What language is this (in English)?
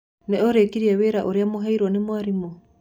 Kikuyu